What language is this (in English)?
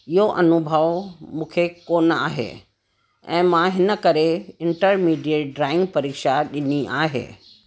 Sindhi